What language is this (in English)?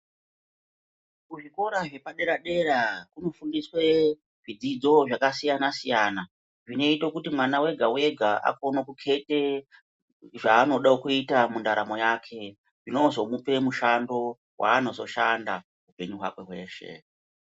Ndau